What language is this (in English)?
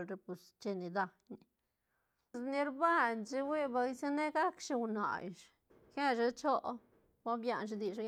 Santa Catarina Albarradas Zapotec